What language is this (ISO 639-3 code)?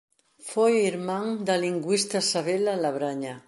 glg